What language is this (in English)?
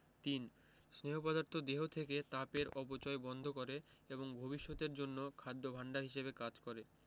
Bangla